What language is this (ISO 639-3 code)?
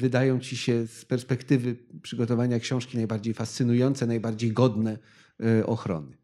pol